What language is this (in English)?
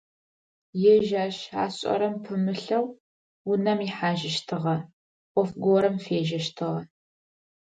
Adyghe